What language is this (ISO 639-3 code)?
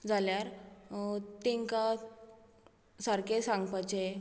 kok